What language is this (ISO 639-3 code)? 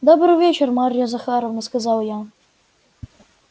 rus